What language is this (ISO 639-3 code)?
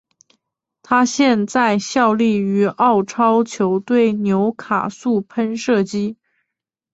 zho